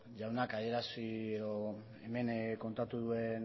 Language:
Basque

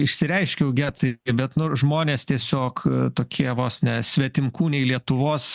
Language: Lithuanian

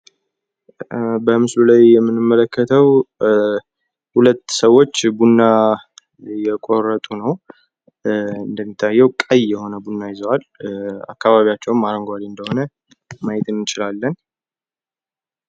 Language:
Amharic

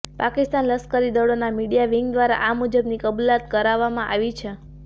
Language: Gujarati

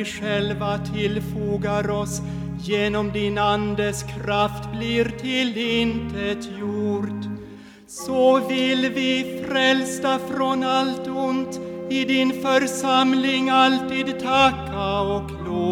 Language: Swedish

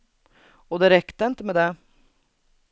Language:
Swedish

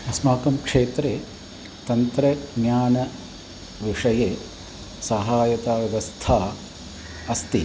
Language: Sanskrit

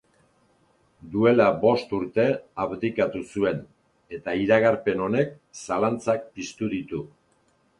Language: Basque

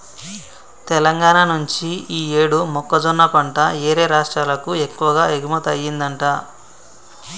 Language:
Telugu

